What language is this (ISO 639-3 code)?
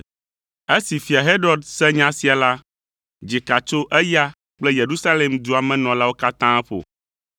ewe